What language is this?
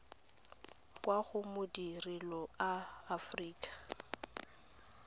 Tswana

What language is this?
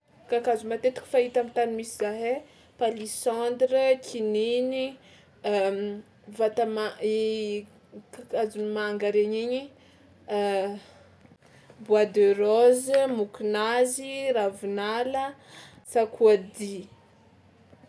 Tsimihety Malagasy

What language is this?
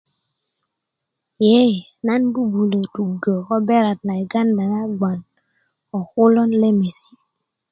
Kuku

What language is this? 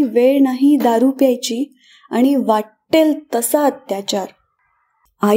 Marathi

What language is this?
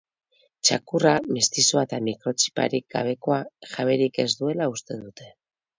Basque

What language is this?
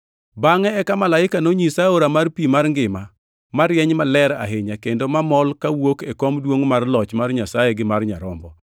Luo (Kenya and Tanzania)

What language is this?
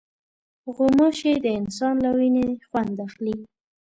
Pashto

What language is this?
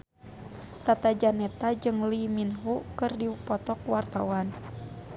Sundanese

